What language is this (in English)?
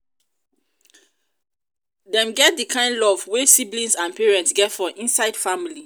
Nigerian Pidgin